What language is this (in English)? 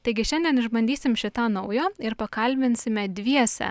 Lithuanian